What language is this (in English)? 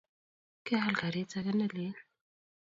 Kalenjin